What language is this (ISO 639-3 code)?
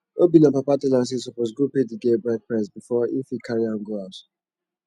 pcm